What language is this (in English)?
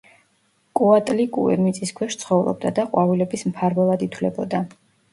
Georgian